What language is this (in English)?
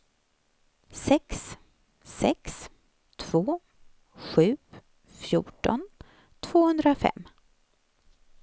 Swedish